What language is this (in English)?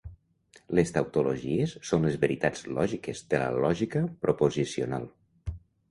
Catalan